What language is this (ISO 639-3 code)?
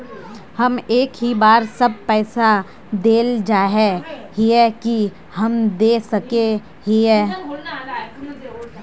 mag